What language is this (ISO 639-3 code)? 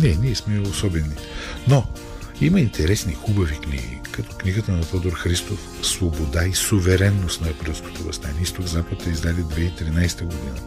bul